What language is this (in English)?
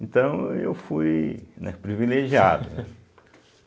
Portuguese